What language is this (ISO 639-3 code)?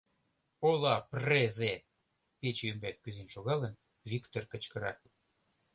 chm